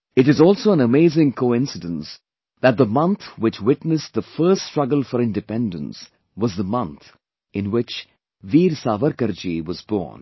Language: English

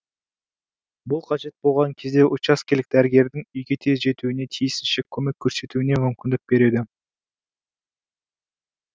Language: Kazakh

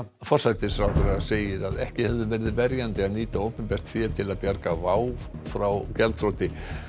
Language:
Icelandic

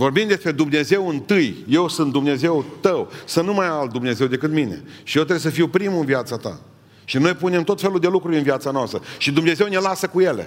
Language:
Romanian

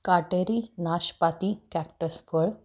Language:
Marathi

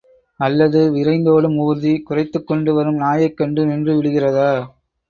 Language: Tamil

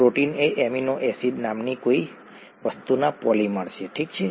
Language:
Gujarati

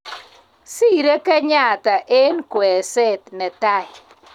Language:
Kalenjin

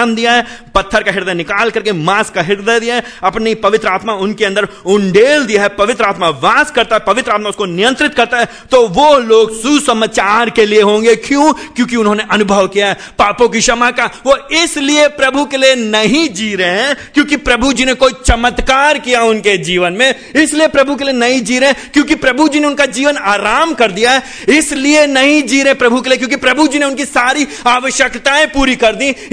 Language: Hindi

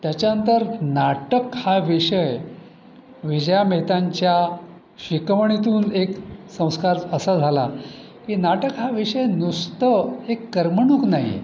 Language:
Marathi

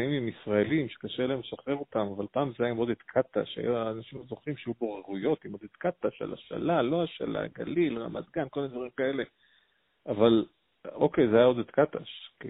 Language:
Hebrew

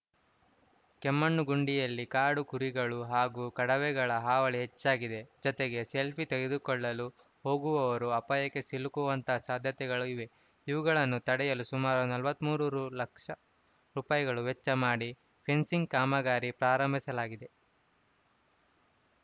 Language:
Kannada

